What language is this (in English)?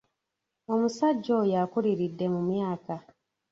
Ganda